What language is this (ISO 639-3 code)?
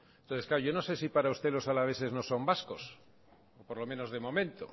spa